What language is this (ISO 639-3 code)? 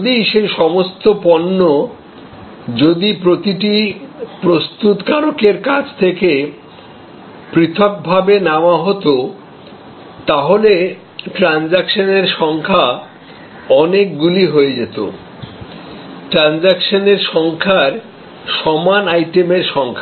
ben